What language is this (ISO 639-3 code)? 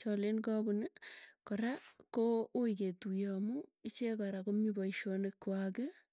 tuy